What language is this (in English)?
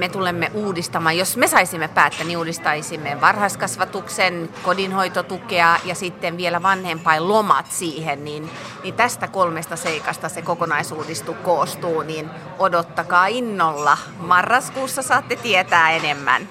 Finnish